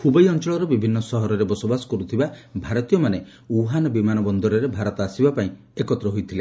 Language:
Odia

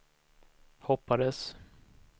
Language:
Swedish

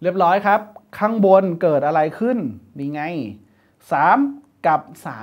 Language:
Thai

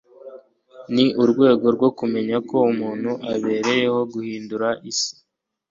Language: Kinyarwanda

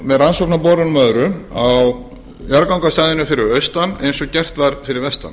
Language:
Icelandic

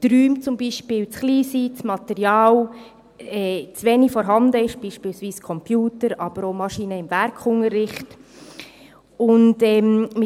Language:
Swiss German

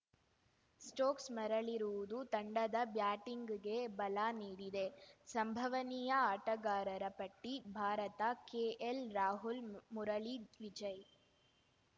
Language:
Kannada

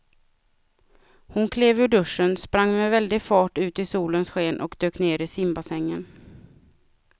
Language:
Swedish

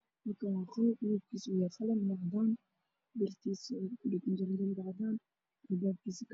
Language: Somali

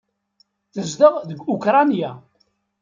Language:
Kabyle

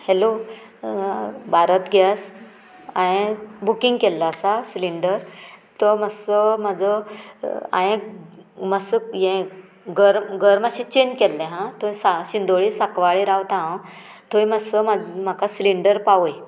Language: Konkani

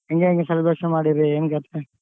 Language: Kannada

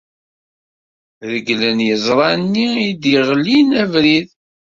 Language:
Kabyle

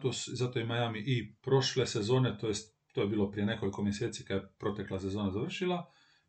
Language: Croatian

